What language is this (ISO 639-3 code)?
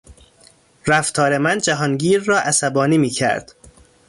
fas